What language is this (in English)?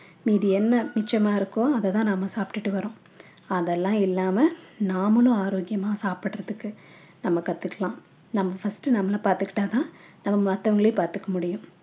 Tamil